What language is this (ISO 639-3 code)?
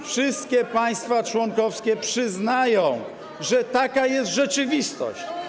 pol